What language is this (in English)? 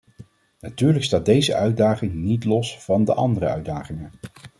Dutch